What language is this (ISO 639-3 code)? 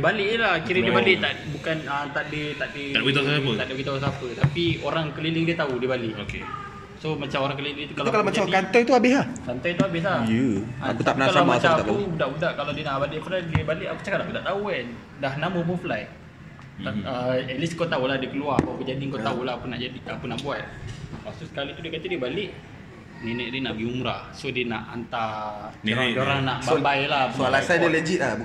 msa